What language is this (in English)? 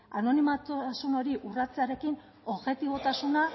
Basque